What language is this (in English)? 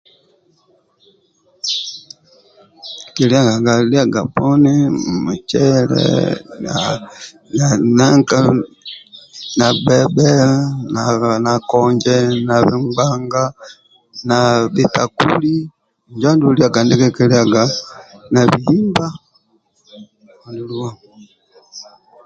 Amba (Uganda)